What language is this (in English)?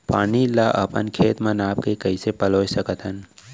Chhattisgarhi